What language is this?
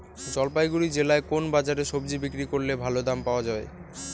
Bangla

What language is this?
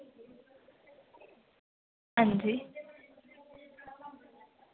Dogri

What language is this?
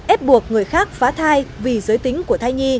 Vietnamese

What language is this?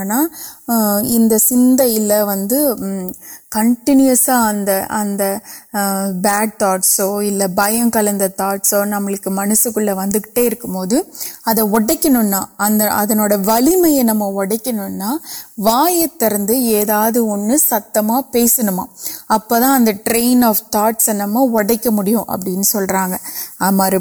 Urdu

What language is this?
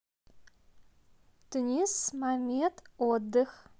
Russian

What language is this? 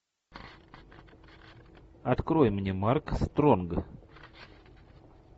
Russian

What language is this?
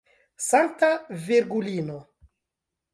Esperanto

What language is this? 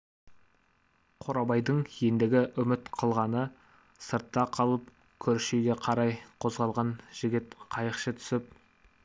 Kazakh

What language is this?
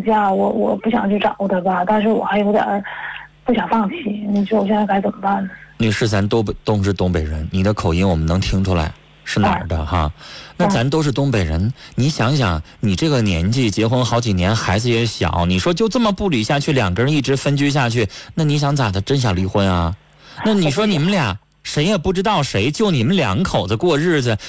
Chinese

